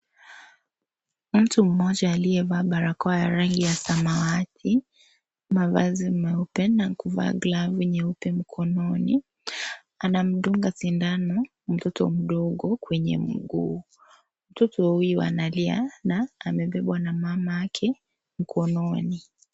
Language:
Swahili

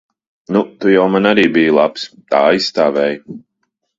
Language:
Latvian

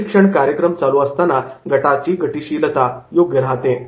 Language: Marathi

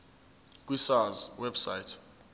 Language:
Zulu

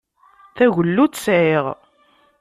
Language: Kabyle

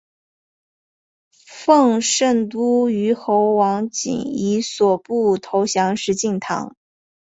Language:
Chinese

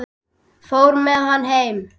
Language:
Icelandic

